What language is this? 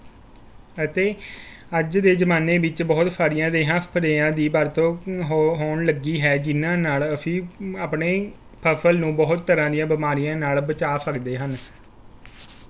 Punjabi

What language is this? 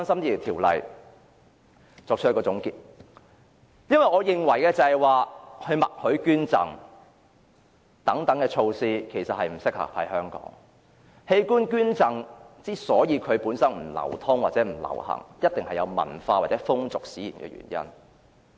Cantonese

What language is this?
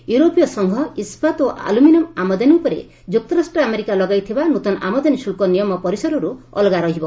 Odia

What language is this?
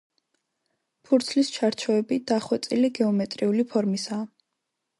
Georgian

